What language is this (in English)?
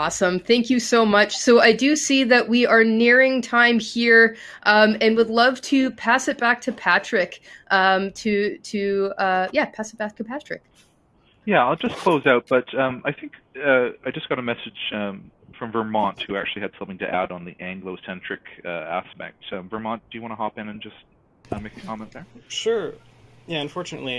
English